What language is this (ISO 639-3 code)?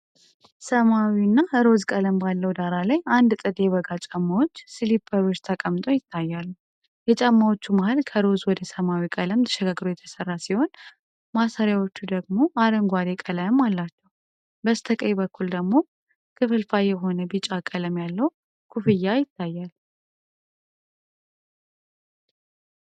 amh